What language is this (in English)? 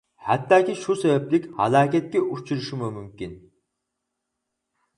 Uyghur